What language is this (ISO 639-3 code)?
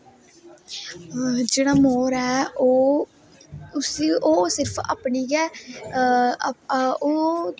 doi